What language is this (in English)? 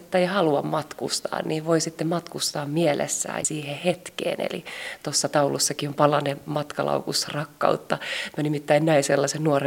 Finnish